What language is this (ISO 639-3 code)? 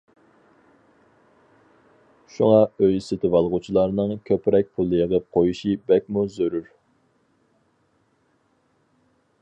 uig